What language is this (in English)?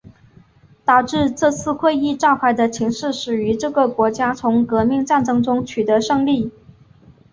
Chinese